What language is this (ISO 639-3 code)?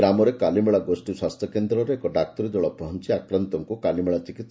ori